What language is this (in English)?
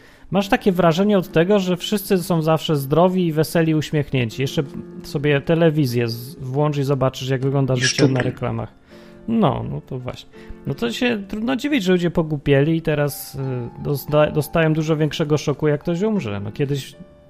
Polish